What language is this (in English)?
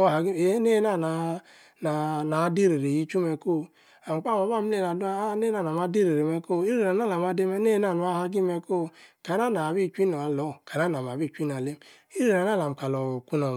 Yace